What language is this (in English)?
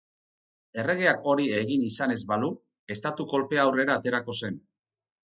Basque